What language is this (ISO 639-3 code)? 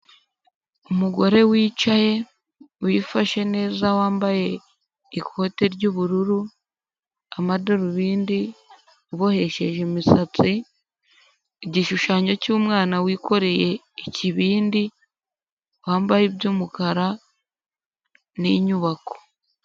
kin